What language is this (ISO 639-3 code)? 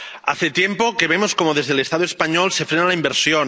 spa